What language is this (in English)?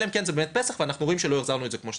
Hebrew